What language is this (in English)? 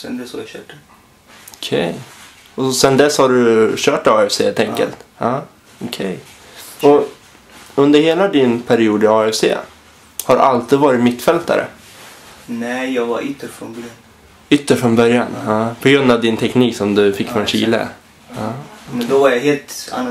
Swedish